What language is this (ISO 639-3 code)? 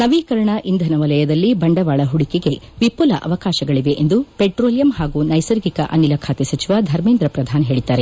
kan